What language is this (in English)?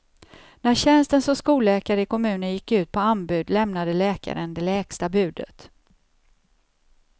Swedish